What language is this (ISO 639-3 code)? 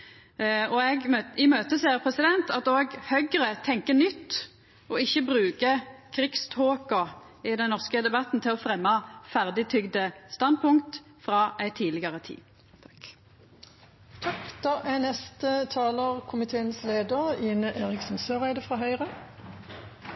nor